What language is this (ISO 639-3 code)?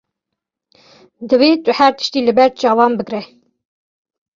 kur